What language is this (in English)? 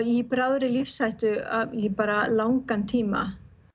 Icelandic